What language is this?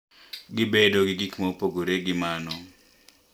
Luo (Kenya and Tanzania)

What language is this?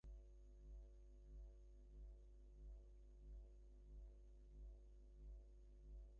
Bangla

